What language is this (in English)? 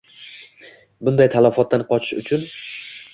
Uzbek